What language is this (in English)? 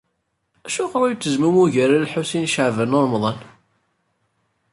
Kabyle